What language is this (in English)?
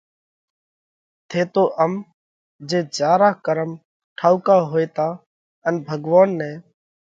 Parkari Koli